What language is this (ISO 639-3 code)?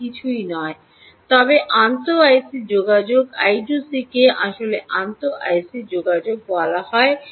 ben